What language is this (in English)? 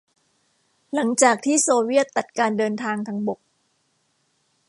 Thai